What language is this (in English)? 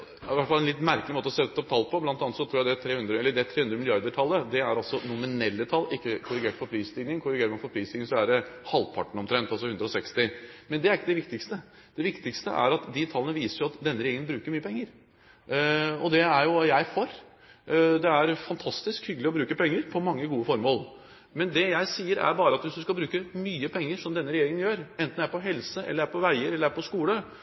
Norwegian Bokmål